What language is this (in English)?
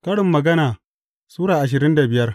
Hausa